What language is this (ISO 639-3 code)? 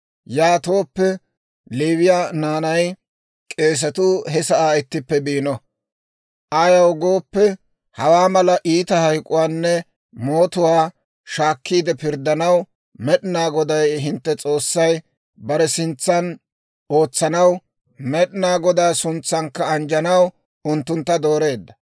dwr